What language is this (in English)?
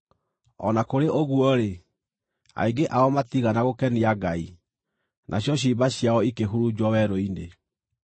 Kikuyu